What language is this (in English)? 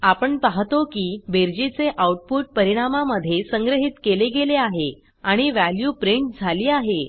Marathi